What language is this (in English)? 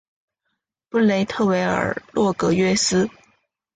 Chinese